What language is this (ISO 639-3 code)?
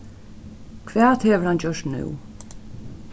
fao